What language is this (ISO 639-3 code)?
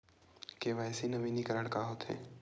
hne